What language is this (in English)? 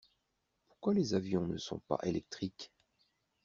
French